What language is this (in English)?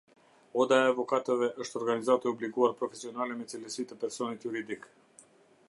Albanian